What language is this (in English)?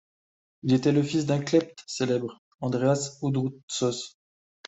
French